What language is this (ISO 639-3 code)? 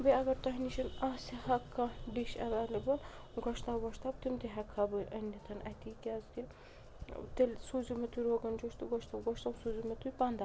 kas